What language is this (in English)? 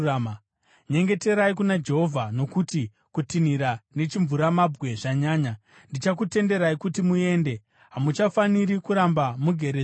Shona